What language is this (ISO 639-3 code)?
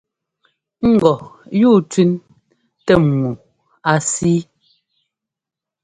jgo